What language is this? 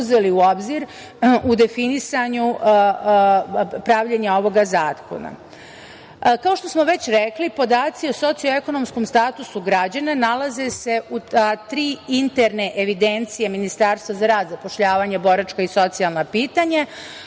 Serbian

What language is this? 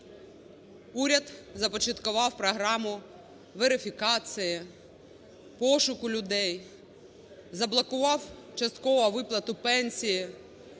Ukrainian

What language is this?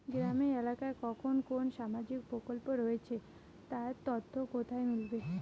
Bangla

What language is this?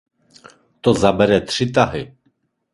Czech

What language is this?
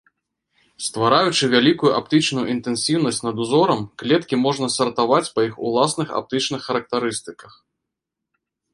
Belarusian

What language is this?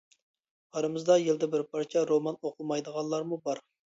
Uyghur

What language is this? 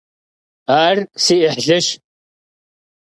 Kabardian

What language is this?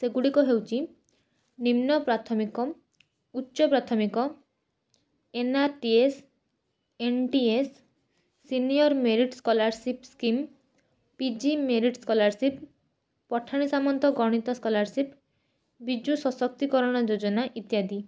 Odia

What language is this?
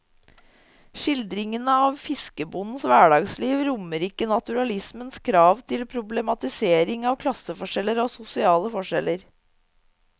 Norwegian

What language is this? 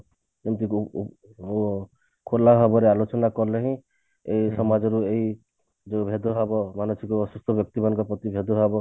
Odia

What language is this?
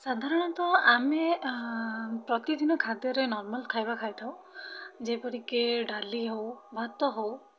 Odia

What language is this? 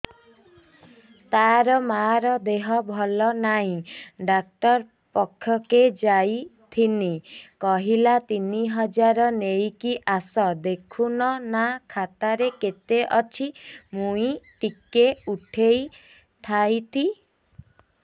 Odia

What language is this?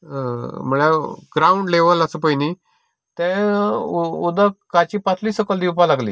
Konkani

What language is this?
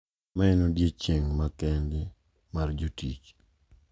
Luo (Kenya and Tanzania)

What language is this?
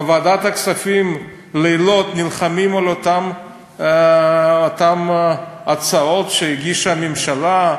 Hebrew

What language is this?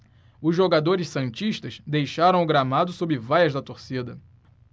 Portuguese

